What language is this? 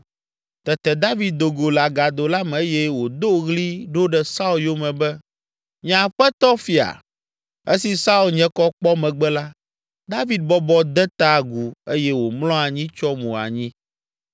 Ewe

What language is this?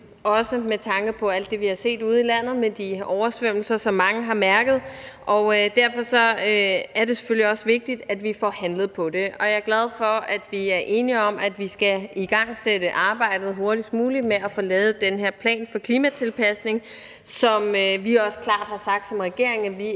Danish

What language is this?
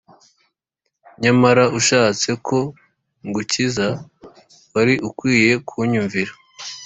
Kinyarwanda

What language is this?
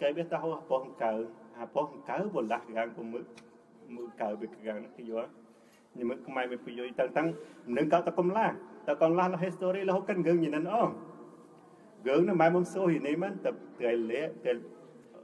Thai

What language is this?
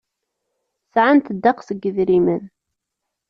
Kabyle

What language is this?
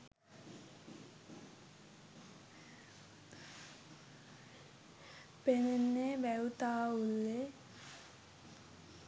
Sinhala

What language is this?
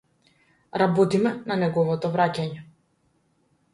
Macedonian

